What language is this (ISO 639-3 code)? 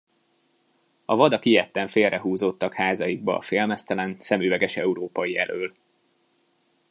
hun